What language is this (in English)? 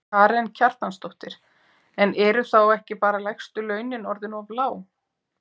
Icelandic